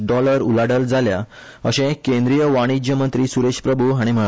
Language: Konkani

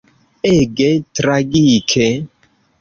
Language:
Esperanto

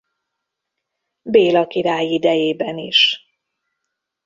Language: Hungarian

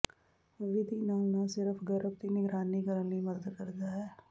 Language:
Punjabi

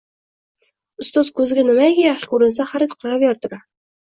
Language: Uzbek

